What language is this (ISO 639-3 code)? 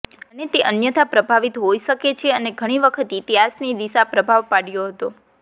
guj